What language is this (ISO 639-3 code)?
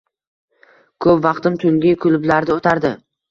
uzb